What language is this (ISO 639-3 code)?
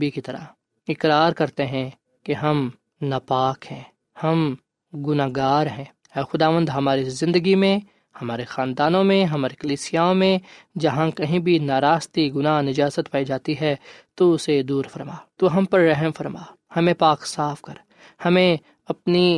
urd